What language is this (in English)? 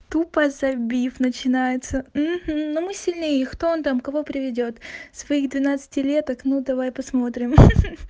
Russian